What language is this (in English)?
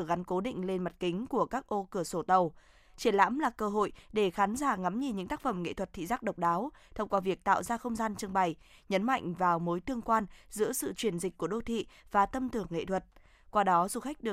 Vietnamese